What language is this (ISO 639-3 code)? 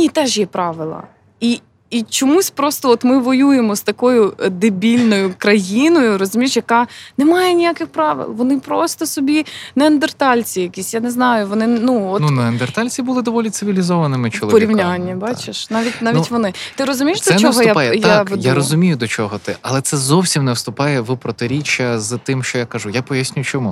ukr